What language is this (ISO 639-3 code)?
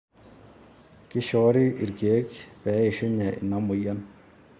mas